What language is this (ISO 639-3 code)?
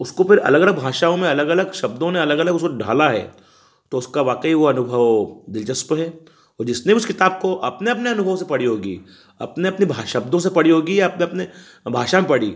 hin